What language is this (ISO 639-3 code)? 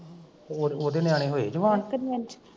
pan